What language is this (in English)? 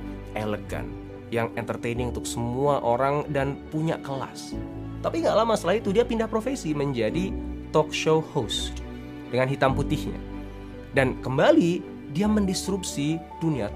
Indonesian